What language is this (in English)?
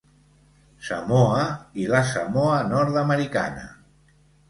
Catalan